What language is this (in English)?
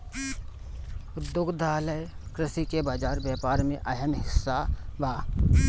Bhojpuri